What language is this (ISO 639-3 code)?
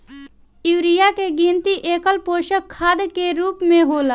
bho